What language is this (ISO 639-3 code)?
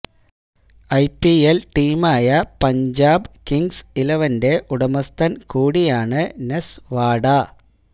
mal